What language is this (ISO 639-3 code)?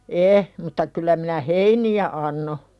fin